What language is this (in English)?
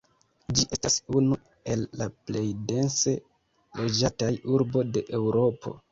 Esperanto